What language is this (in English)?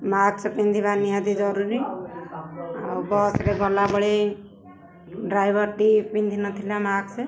Odia